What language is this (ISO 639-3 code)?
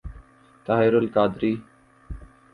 urd